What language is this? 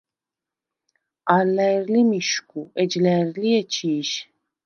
Svan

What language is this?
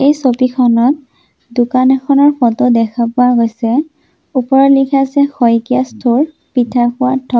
Assamese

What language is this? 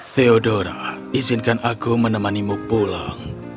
Indonesian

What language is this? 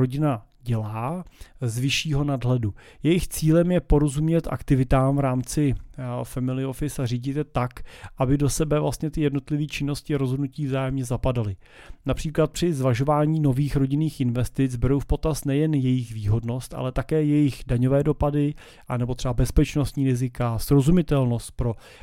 Czech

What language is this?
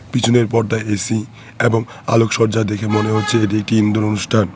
Bangla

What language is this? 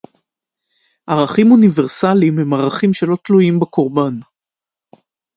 Hebrew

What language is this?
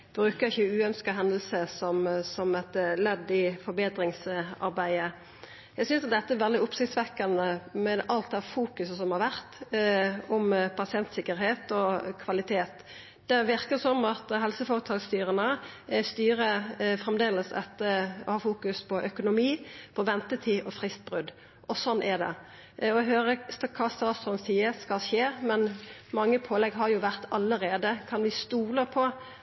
Norwegian Nynorsk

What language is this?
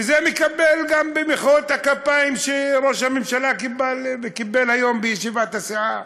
Hebrew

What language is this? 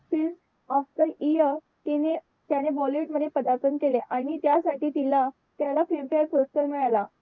Marathi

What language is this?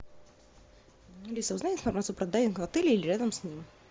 Russian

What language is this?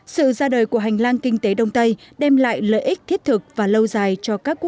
Vietnamese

